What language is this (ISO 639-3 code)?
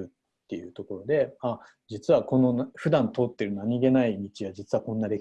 jpn